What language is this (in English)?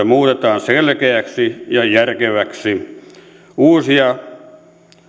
Finnish